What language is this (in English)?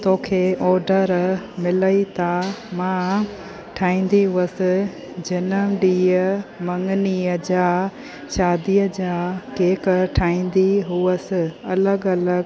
Sindhi